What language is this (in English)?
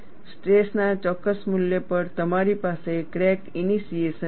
Gujarati